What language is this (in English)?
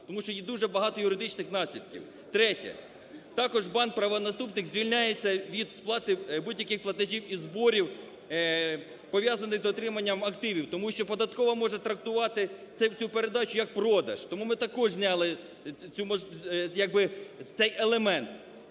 Ukrainian